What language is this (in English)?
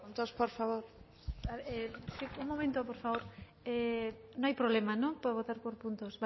Spanish